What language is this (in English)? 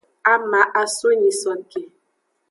Aja (Benin)